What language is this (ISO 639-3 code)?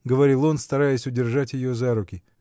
rus